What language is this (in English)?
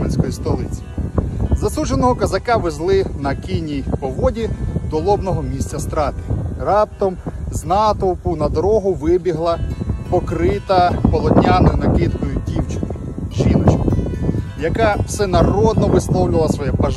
Ukrainian